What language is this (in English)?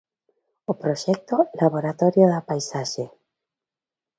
Galician